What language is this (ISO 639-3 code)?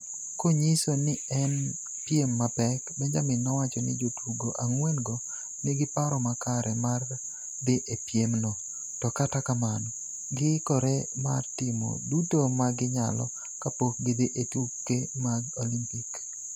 luo